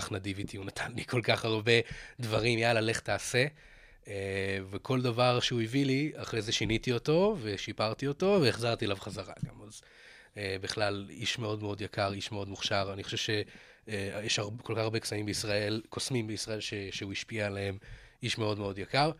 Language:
Hebrew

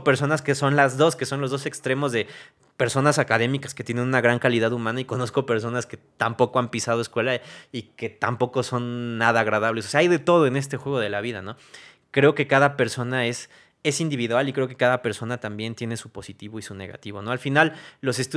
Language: Spanish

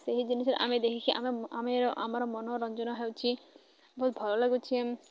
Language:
Odia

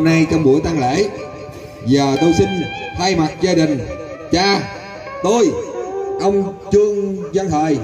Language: Vietnamese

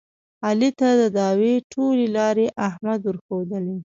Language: Pashto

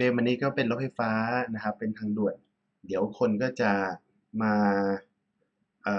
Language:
Thai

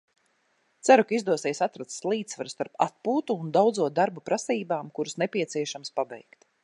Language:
Latvian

